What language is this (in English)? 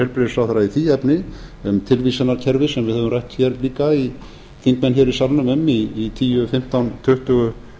Icelandic